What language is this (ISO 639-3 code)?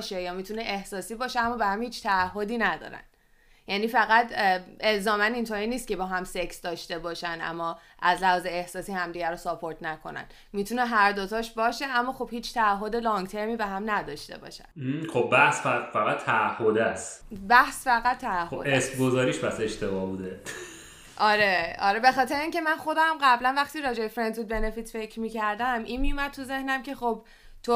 fas